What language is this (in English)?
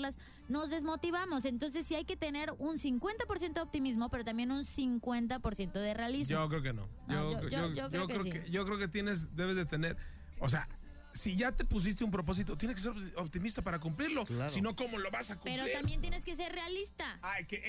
Spanish